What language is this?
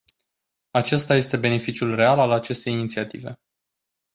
Romanian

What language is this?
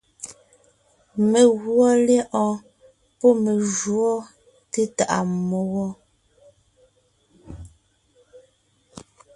Ngiemboon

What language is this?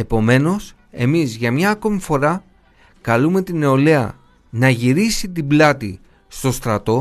Greek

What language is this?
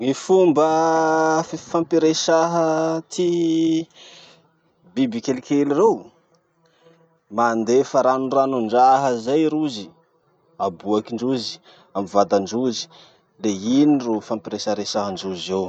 Masikoro Malagasy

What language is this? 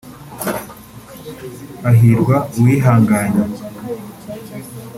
Kinyarwanda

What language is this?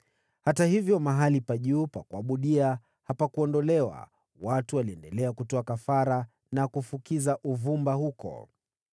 Swahili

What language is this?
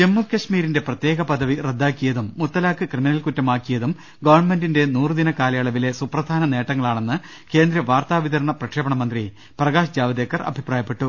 Malayalam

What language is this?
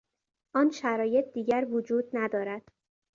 Persian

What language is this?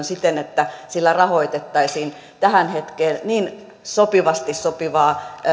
Finnish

